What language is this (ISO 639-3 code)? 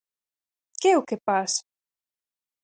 glg